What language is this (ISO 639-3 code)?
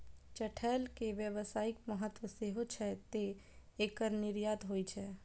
mai